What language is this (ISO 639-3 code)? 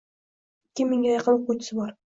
uzb